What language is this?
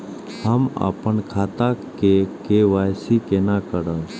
Maithili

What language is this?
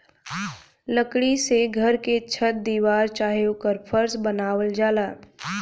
Bhojpuri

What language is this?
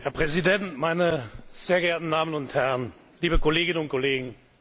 German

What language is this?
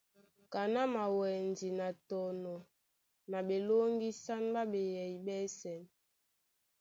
Duala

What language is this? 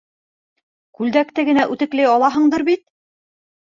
Bashkir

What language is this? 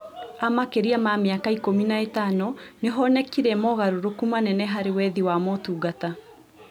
Kikuyu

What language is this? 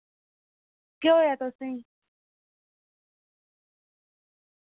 Dogri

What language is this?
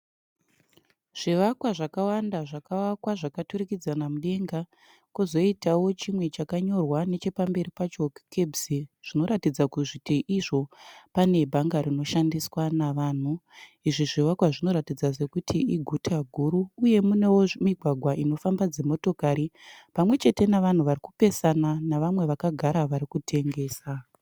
Shona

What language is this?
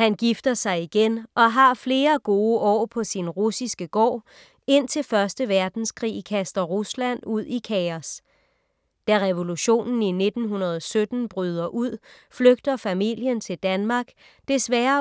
Danish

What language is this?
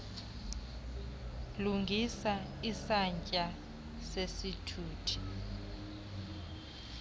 Xhosa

